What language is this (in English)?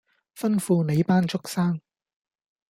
Cantonese